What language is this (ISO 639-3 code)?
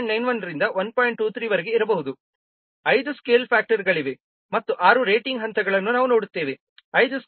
kan